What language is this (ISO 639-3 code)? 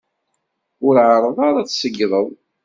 kab